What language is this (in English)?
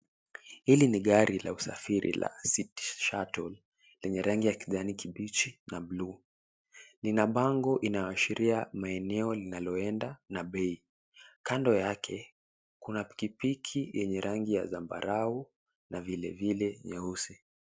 Swahili